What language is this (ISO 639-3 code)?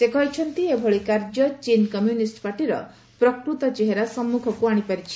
ori